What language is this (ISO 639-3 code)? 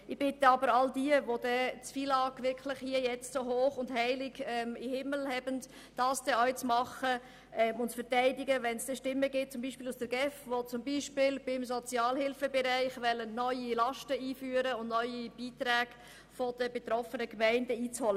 gsw